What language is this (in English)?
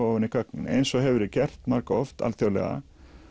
Icelandic